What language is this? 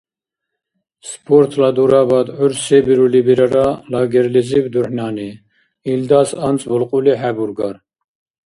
Dargwa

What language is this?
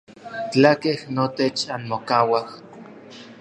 Orizaba Nahuatl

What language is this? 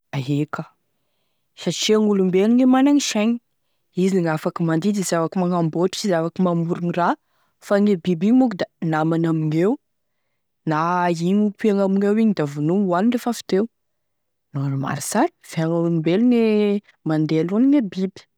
Tesaka Malagasy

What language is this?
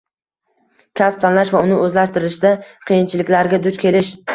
Uzbek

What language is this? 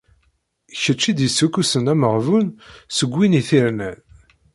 Kabyle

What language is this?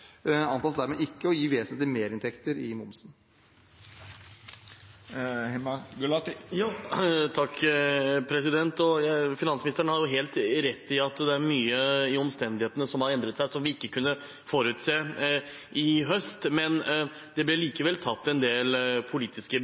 Norwegian Bokmål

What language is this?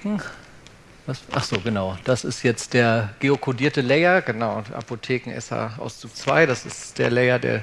German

